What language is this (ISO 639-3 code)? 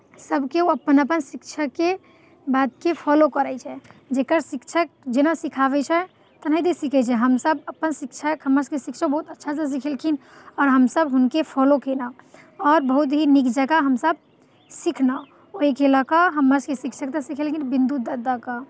mai